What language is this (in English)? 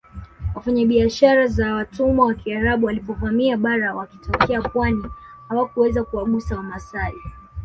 Swahili